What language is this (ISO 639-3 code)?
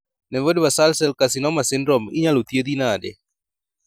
luo